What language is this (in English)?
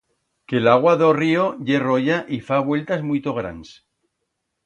Aragonese